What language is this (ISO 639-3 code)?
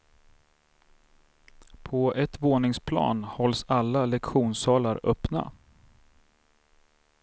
swe